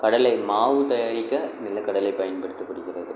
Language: Tamil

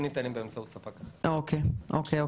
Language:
Hebrew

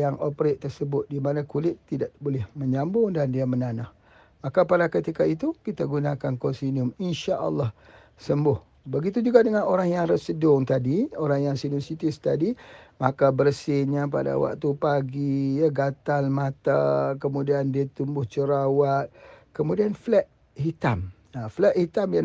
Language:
Malay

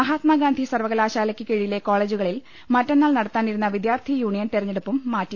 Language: Malayalam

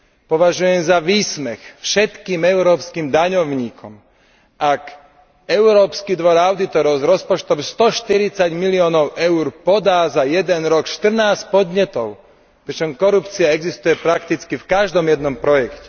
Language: Slovak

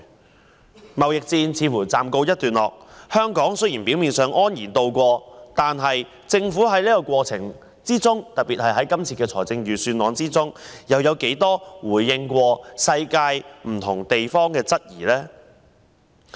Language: Cantonese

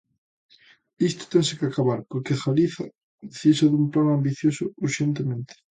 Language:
Galician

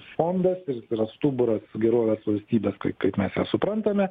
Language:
Lithuanian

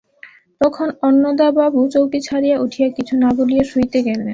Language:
Bangla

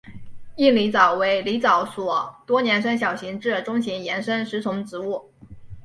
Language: Chinese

